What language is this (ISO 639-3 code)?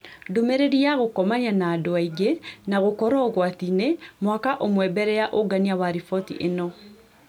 kik